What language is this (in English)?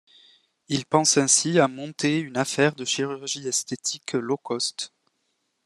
French